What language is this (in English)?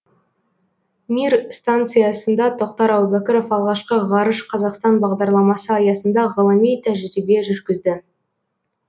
Kazakh